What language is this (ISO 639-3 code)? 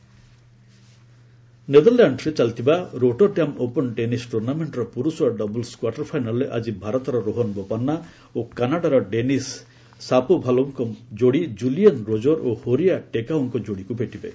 ori